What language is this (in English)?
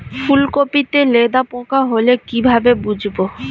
Bangla